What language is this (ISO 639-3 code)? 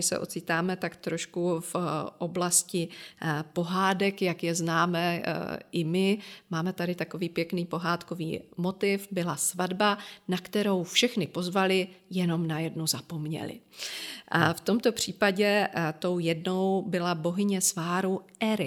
ces